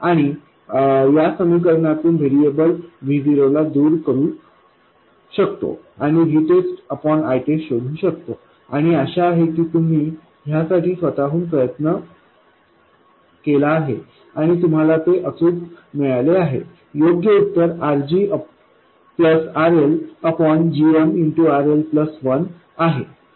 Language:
Marathi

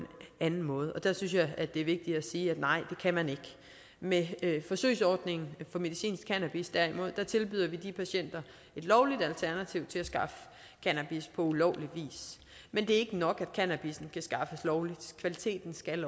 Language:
Danish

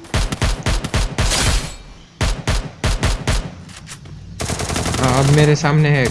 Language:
Hindi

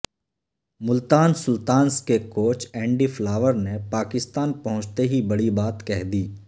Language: Urdu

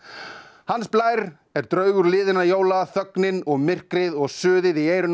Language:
Icelandic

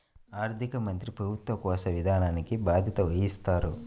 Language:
Telugu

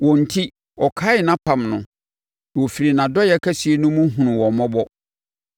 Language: Akan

